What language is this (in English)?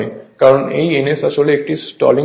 Bangla